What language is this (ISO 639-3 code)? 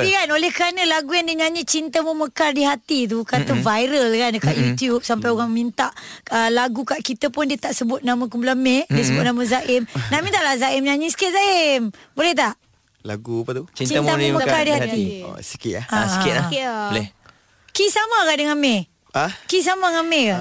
msa